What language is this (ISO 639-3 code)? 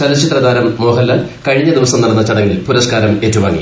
mal